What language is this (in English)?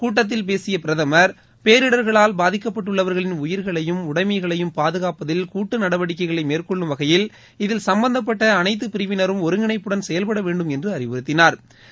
Tamil